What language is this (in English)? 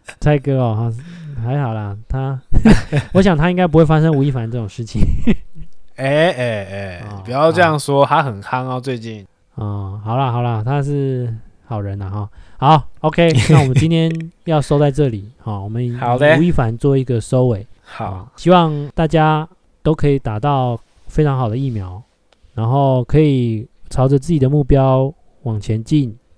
Chinese